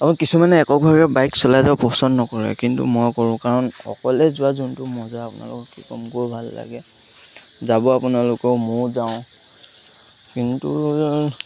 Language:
Assamese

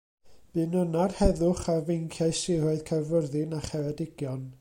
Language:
Welsh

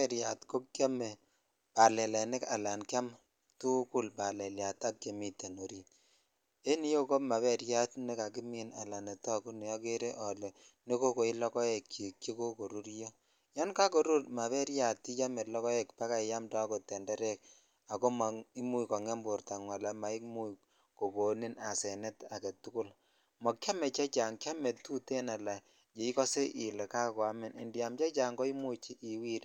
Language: Kalenjin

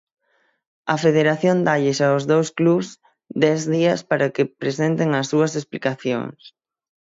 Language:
Galician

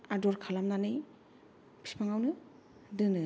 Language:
Bodo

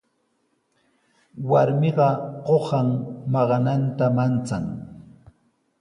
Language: Sihuas Ancash Quechua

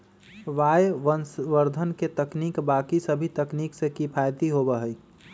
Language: Magahi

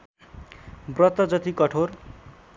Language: Nepali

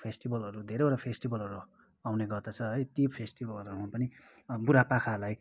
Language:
Nepali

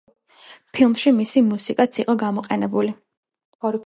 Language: Georgian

